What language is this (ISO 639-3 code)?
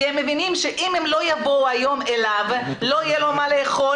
heb